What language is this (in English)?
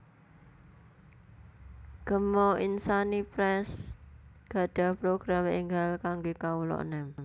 Javanese